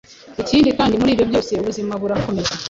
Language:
Kinyarwanda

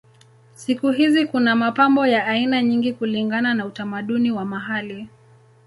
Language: Swahili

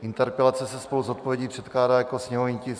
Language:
Czech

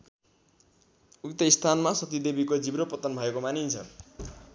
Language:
Nepali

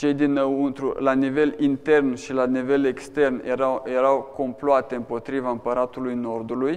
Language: Romanian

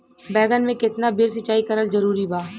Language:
Bhojpuri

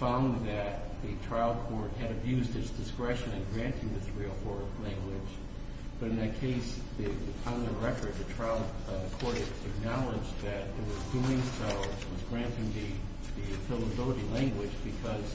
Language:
English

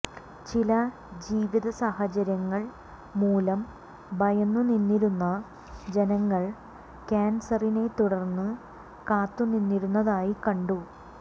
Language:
Malayalam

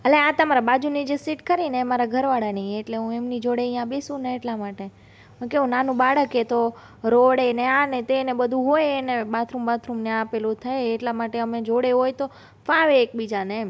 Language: Gujarati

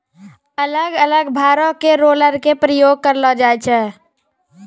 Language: Maithili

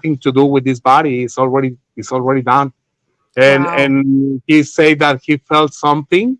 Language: English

